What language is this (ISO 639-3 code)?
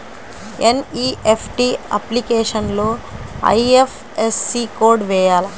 tel